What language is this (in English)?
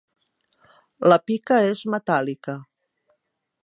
Catalan